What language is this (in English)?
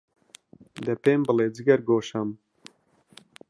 Central Kurdish